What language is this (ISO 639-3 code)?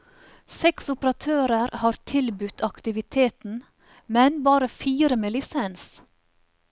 nor